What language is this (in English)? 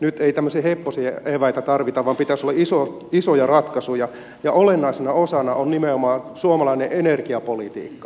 Finnish